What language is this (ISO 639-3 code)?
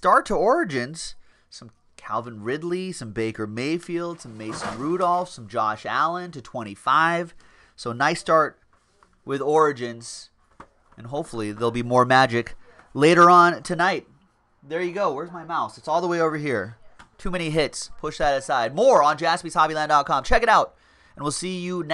eng